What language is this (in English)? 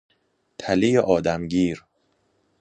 Persian